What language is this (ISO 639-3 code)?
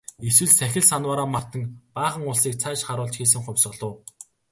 mon